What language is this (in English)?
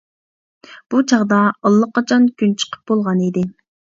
Uyghur